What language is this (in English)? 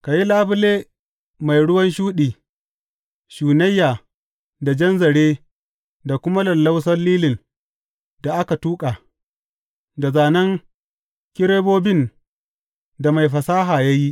Hausa